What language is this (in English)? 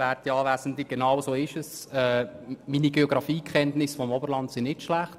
Swiss German